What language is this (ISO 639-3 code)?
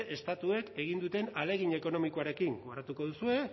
eus